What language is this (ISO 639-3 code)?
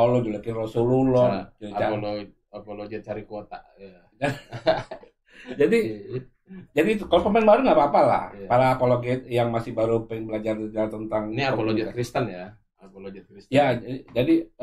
ind